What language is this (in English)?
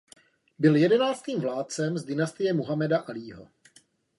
Czech